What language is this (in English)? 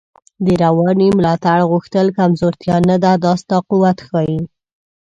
Pashto